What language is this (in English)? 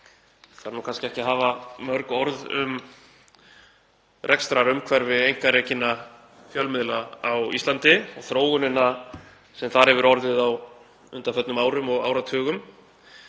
Icelandic